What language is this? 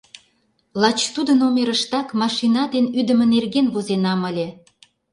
Mari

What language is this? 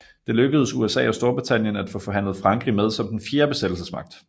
Danish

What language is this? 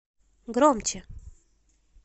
Russian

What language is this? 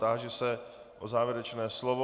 Czech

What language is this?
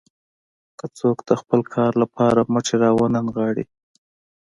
Pashto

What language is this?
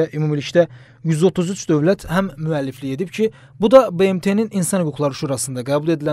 Turkish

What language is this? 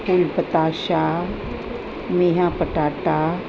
Sindhi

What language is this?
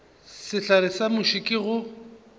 Northern Sotho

